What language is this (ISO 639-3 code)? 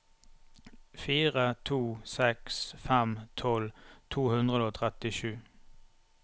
nor